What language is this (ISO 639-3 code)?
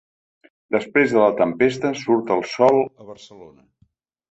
cat